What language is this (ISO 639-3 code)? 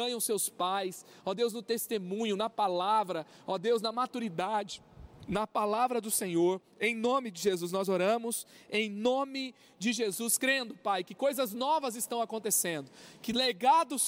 por